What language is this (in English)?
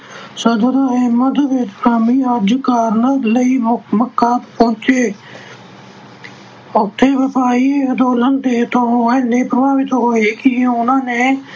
Punjabi